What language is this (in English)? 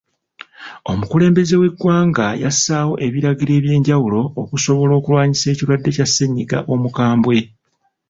Ganda